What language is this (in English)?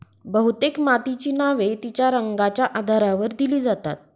Marathi